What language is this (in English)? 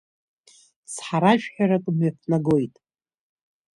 Abkhazian